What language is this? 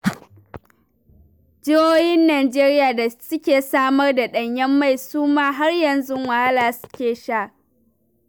Hausa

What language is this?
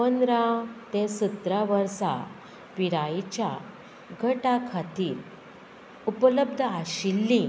Konkani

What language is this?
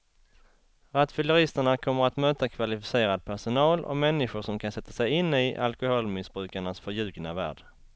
Swedish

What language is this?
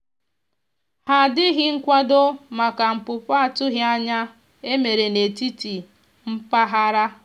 Igbo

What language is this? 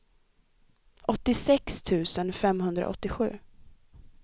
Swedish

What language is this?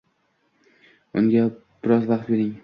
Uzbek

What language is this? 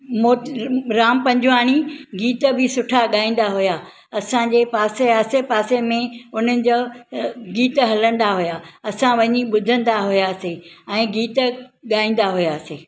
Sindhi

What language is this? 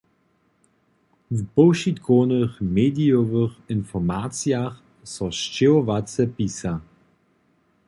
Upper Sorbian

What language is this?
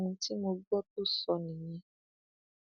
Yoruba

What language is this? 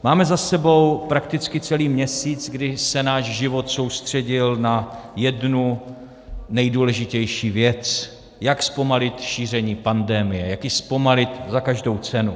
Czech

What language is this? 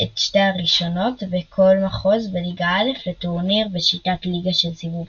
Hebrew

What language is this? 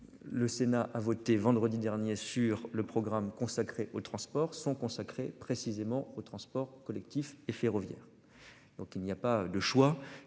French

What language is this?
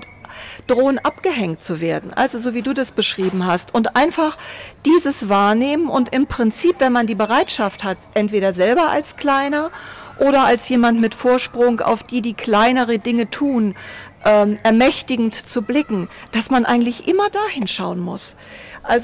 German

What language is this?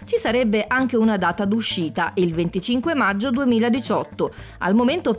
Italian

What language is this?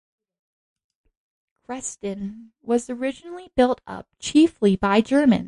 English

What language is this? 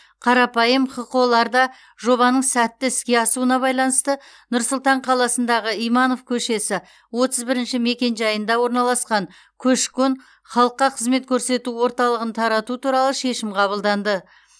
Kazakh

